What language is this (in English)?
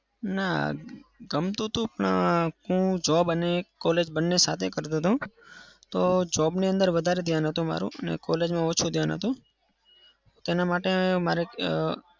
Gujarati